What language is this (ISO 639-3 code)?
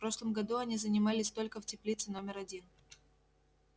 rus